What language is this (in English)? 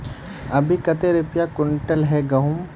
Magahi